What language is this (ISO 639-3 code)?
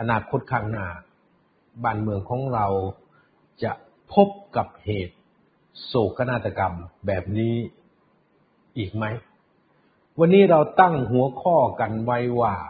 tha